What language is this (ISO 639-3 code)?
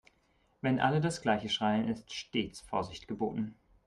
deu